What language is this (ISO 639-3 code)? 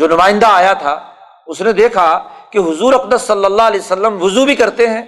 urd